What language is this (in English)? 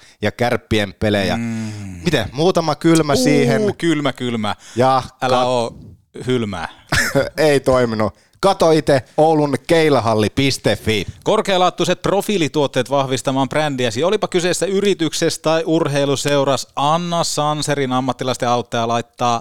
Finnish